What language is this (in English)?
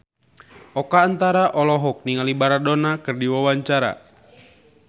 Sundanese